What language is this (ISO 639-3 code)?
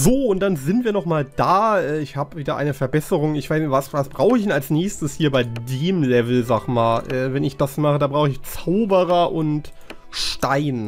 deu